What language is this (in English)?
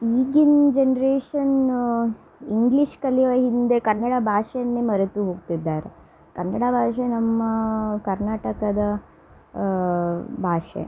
Kannada